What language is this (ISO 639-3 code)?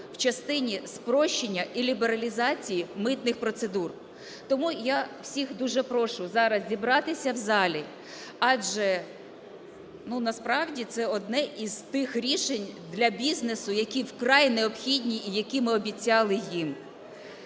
ukr